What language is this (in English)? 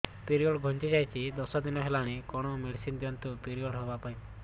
Odia